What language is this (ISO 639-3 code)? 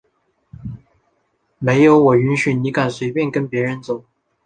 zho